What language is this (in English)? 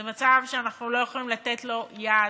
Hebrew